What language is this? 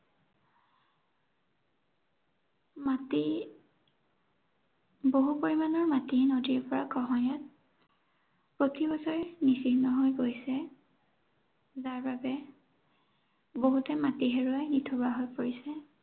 Assamese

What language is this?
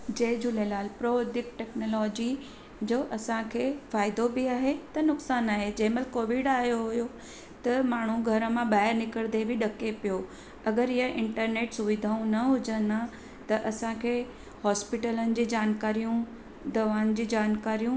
Sindhi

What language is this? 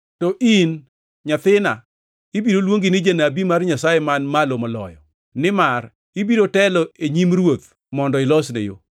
Luo (Kenya and Tanzania)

